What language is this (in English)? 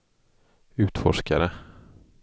Swedish